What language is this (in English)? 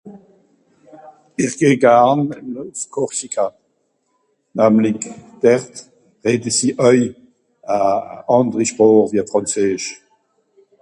Swiss German